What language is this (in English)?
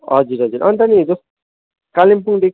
Nepali